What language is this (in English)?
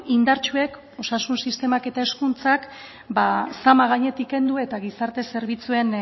Basque